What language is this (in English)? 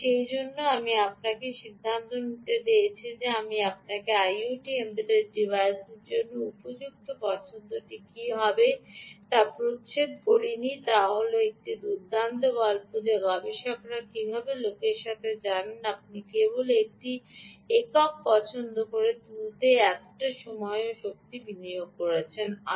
Bangla